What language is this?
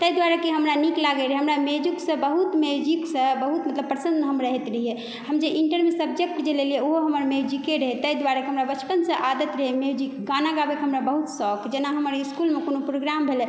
Maithili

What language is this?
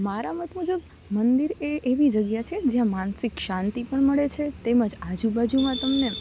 Gujarati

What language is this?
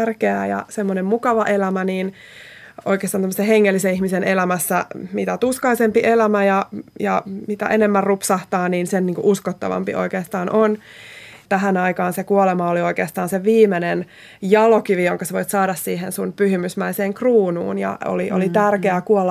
Finnish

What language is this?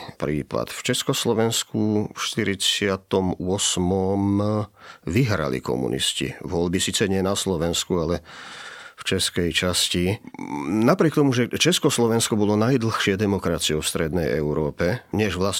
Slovak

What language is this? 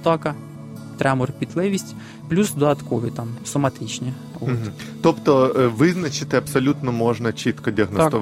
Ukrainian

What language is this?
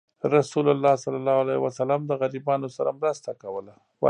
Pashto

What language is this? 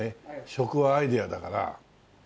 Japanese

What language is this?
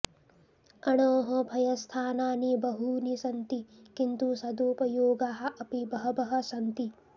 Sanskrit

